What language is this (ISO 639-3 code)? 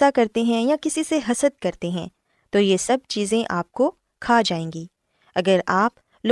urd